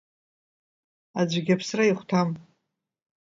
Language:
Abkhazian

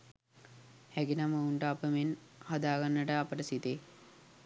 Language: Sinhala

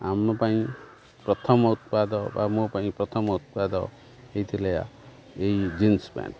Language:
Odia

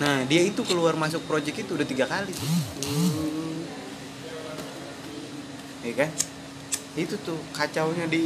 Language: Indonesian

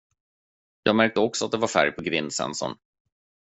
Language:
Swedish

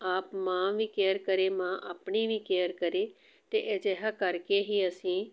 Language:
Punjabi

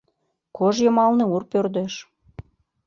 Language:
Mari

